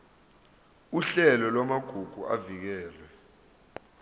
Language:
Zulu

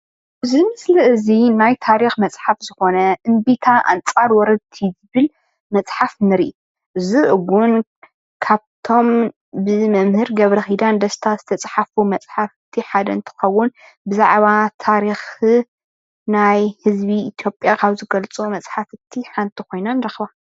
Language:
Tigrinya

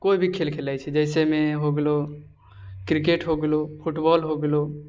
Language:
Maithili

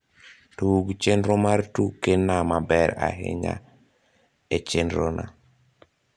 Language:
Luo (Kenya and Tanzania)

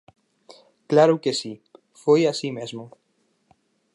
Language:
Galician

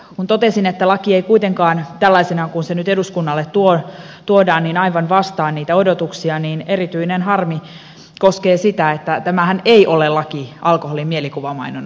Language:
Finnish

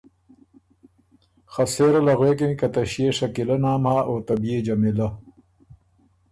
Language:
Ormuri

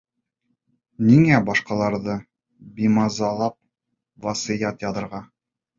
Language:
Bashkir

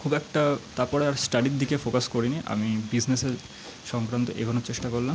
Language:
Bangla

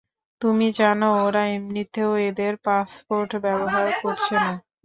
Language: Bangla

